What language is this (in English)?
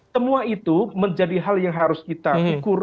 Indonesian